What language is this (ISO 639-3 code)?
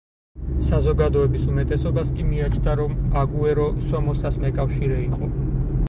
kat